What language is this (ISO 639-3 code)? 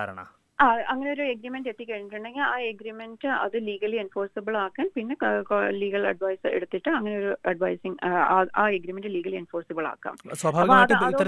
mal